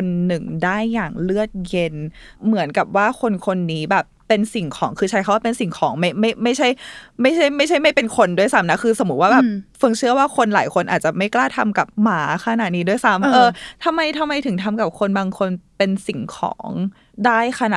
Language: Thai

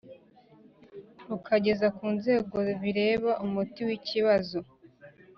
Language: Kinyarwanda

